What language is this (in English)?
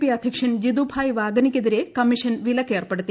Malayalam